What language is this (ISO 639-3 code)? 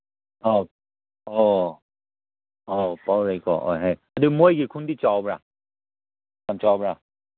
mni